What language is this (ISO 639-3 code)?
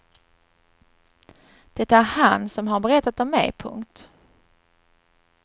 swe